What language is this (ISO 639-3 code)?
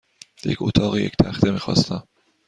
fas